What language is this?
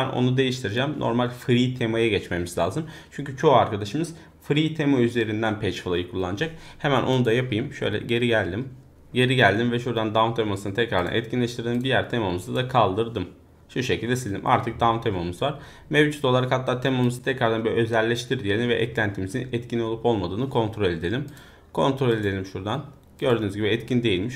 Turkish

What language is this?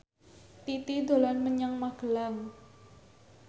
Javanese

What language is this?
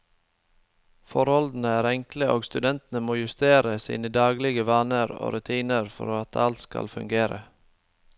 Norwegian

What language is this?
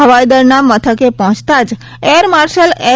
Gujarati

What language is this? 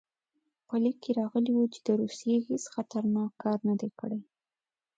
Pashto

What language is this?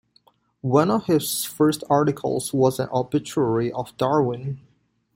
English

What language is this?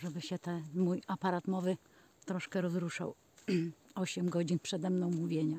Polish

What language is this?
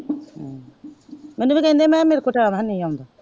Punjabi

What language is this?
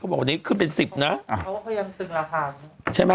Thai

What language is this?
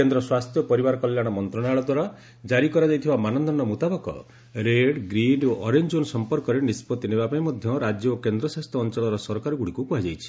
Odia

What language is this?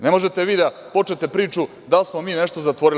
Serbian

